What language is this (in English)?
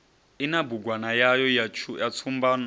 Venda